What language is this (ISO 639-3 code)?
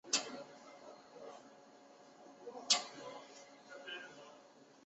zho